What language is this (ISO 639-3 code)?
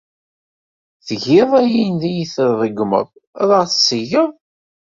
kab